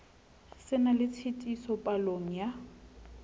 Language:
Southern Sotho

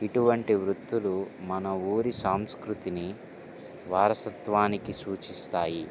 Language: Telugu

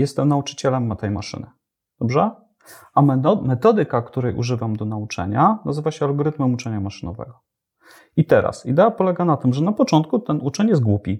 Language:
Polish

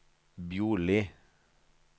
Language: Norwegian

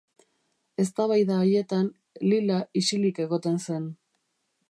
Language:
Basque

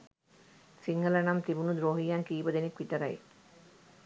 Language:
Sinhala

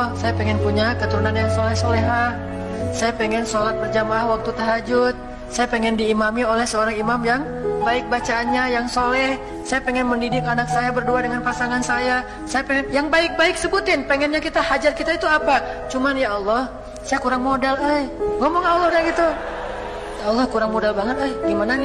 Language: Indonesian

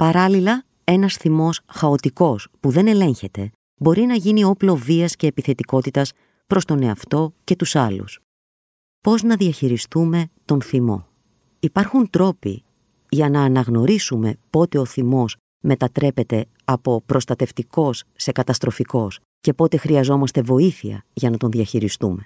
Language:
Greek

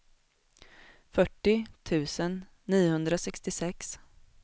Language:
Swedish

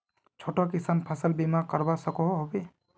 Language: Magahi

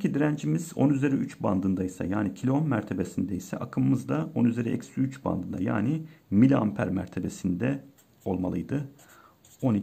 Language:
Turkish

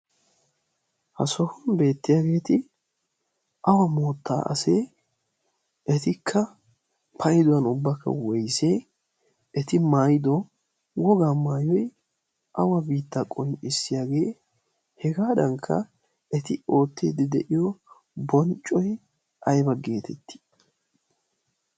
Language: Wolaytta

